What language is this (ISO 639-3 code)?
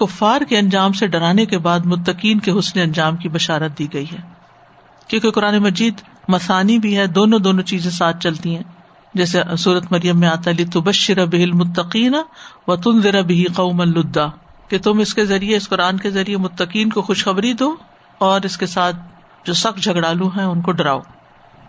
urd